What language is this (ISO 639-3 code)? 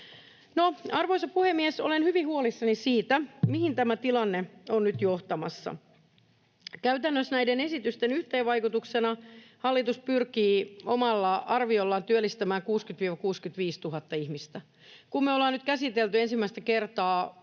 fin